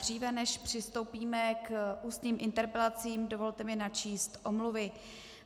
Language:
Czech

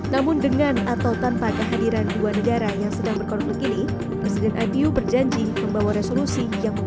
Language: Indonesian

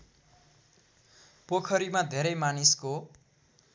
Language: Nepali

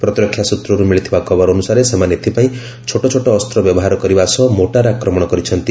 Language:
Odia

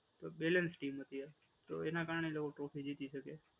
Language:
Gujarati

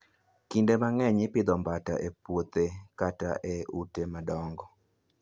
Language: Luo (Kenya and Tanzania)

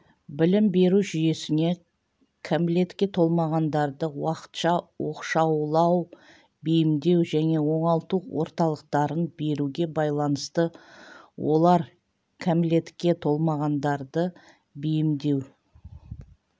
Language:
Kazakh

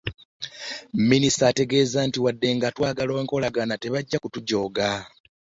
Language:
Ganda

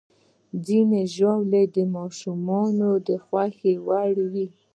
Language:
Pashto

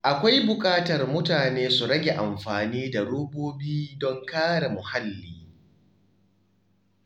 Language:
Hausa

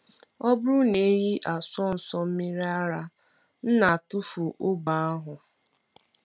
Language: Igbo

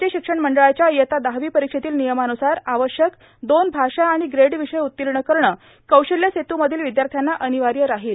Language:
Marathi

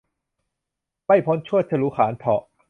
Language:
Thai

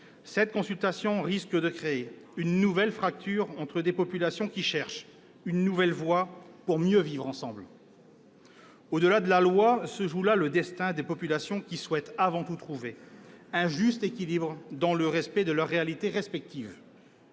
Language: French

